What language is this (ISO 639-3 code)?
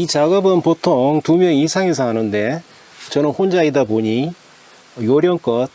kor